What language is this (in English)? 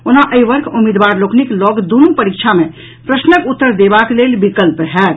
Maithili